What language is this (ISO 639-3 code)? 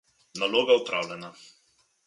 slv